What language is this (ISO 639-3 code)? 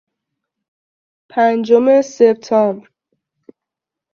fas